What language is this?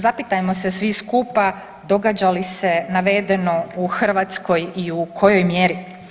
Croatian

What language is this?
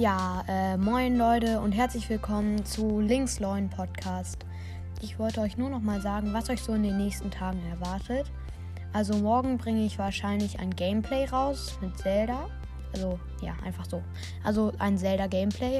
German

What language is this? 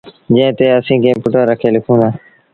Sindhi Bhil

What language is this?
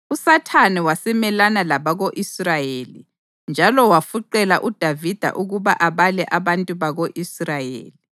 North Ndebele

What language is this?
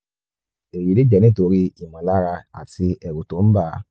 Yoruba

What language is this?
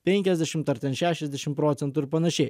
Lithuanian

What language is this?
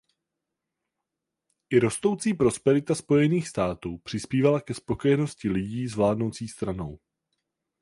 Czech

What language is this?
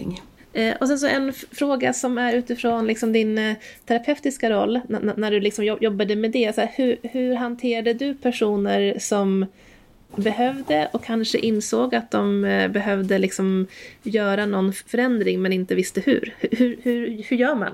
Swedish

